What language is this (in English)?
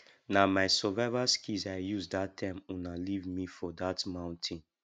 Nigerian Pidgin